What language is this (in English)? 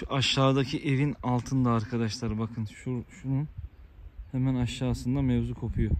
Turkish